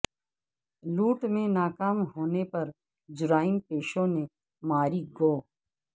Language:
Urdu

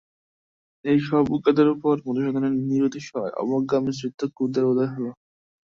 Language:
Bangla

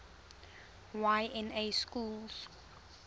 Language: English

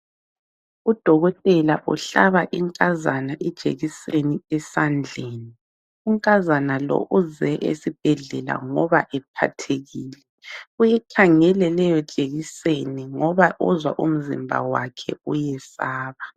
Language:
North Ndebele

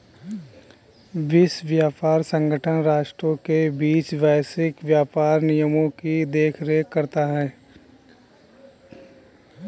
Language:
Hindi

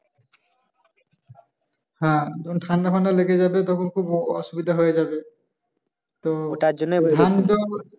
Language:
Bangla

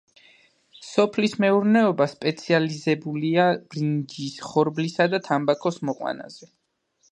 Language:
Georgian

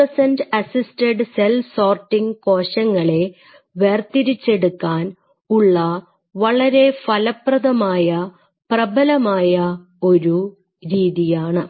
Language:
Malayalam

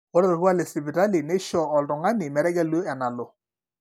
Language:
Masai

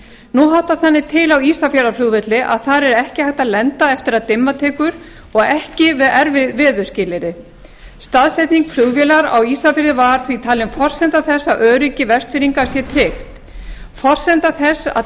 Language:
Icelandic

